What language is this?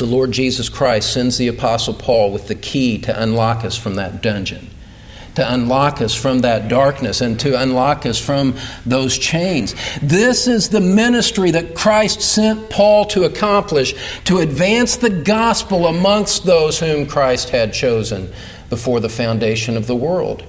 English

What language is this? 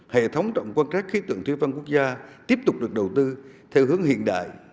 Vietnamese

